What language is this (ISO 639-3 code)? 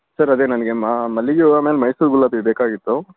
kan